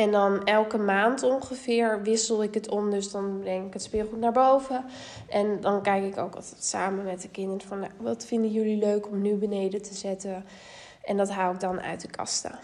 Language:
Dutch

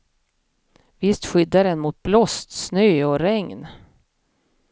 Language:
Swedish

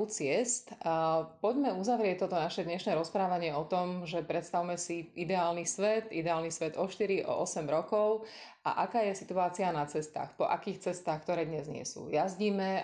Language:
Slovak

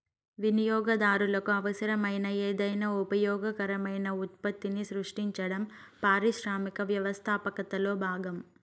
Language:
Telugu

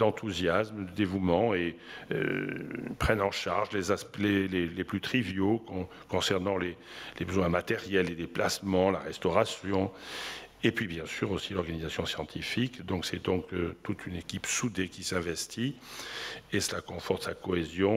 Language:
French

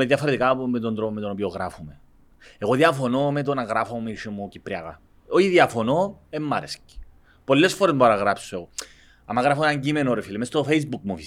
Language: Greek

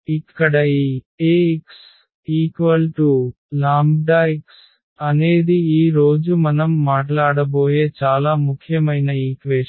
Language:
Telugu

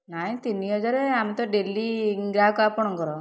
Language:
Odia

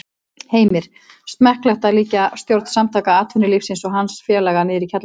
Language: Icelandic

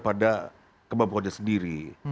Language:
Indonesian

